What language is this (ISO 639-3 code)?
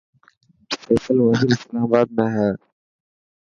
mki